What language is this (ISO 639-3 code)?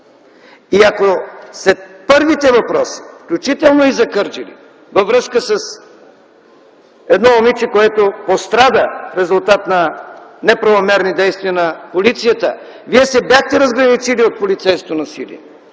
bul